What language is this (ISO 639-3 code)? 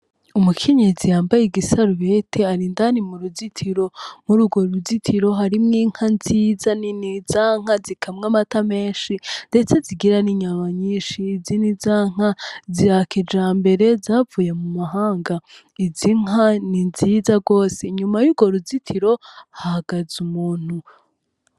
run